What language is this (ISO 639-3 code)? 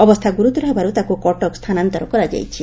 ori